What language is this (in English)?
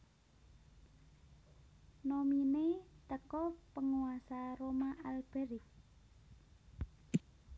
Javanese